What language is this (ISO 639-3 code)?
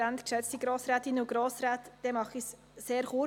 gsw